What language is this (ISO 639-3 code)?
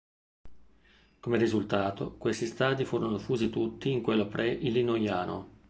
ita